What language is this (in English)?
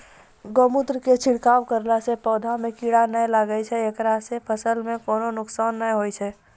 Maithili